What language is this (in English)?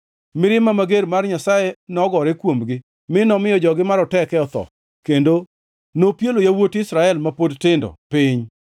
Luo (Kenya and Tanzania)